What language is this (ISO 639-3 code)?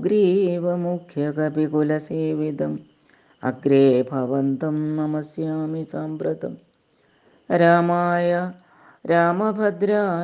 mal